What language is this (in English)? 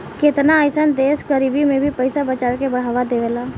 Bhojpuri